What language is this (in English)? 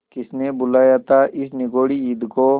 Hindi